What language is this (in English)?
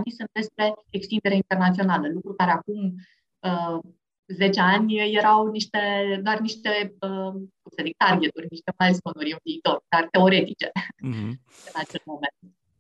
Romanian